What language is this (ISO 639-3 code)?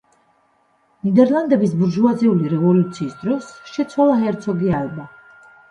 kat